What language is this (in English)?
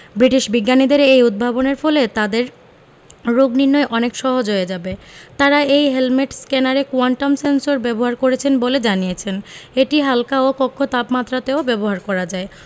Bangla